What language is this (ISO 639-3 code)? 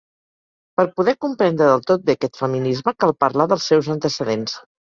cat